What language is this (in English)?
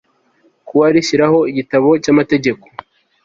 Kinyarwanda